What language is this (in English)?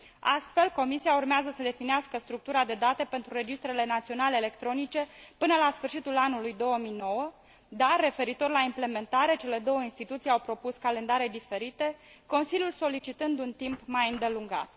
Romanian